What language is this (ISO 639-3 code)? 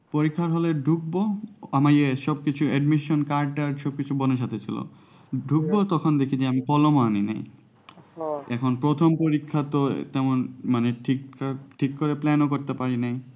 ben